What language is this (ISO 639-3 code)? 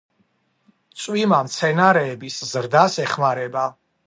kat